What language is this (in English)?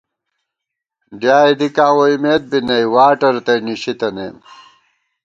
Gawar-Bati